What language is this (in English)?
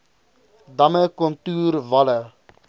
Afrikaans